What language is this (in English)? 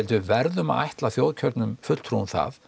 Icelandic